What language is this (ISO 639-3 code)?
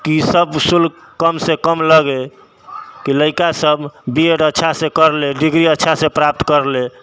mai